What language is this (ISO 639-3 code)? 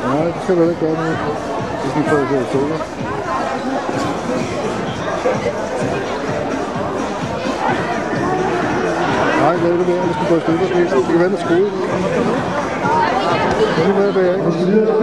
dan